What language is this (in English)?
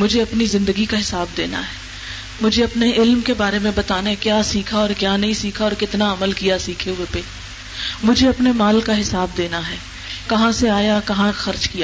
Urdu